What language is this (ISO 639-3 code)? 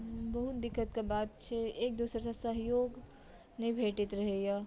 mai